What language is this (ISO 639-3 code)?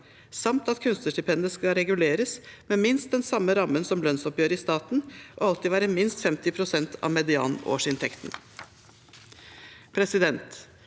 nor